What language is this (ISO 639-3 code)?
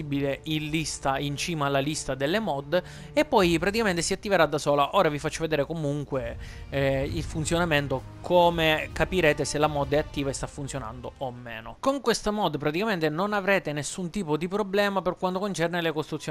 ita